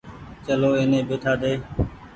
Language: Goaria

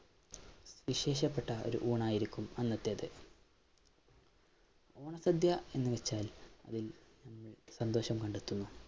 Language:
Malayalam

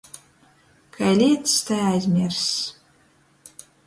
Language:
Latgalian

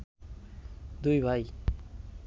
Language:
Bangla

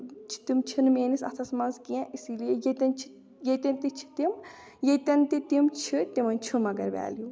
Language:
Kashmiri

